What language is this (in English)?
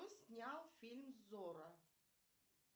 Russian